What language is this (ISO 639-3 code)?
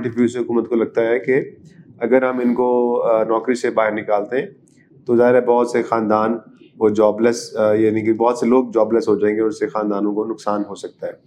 urd